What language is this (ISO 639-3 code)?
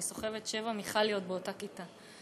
heb